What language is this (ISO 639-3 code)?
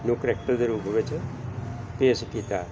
pan